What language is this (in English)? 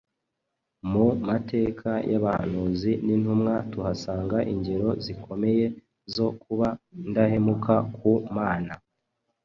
Kinyarwanda